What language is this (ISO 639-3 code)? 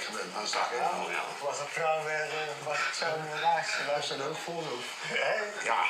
nld